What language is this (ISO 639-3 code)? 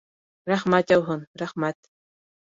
bak